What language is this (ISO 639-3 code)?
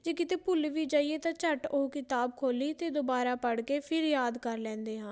pan